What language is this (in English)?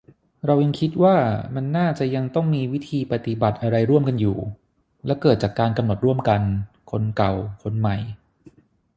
Thai